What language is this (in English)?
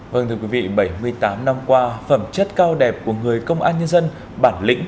Vietnamese